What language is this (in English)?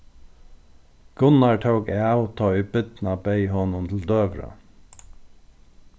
Faroese